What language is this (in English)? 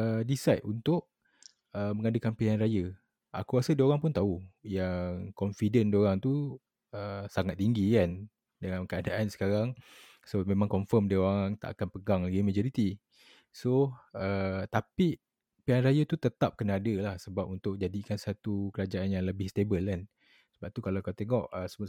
Malay